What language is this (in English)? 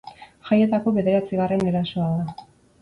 Basque